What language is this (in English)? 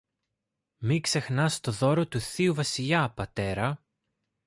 Greek